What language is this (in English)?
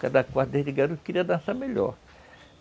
Portuguese